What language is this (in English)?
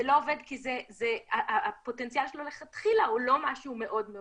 Hebrew